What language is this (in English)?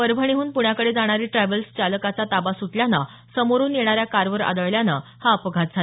Marathi